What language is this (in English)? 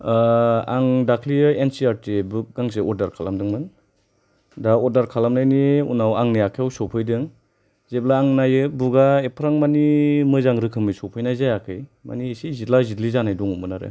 Bodo